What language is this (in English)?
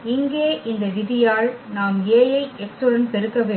Tamil